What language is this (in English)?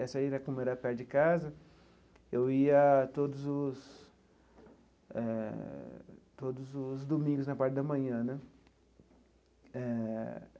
Portuguese